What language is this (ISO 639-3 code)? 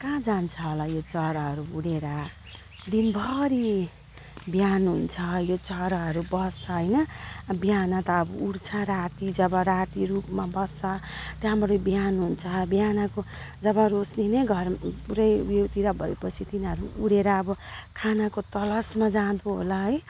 nep